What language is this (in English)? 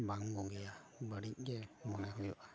Santali